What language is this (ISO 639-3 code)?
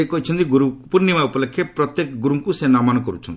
ori